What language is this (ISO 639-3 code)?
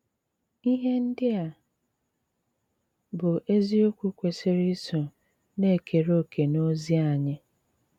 ibo